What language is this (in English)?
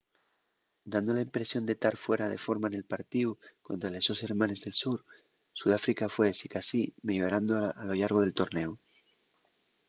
Asturian